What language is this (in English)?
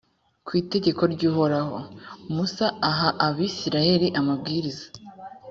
Kinyarwanda